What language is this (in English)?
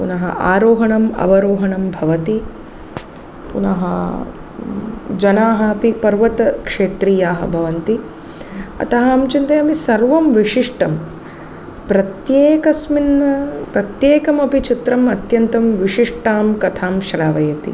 Sanskrit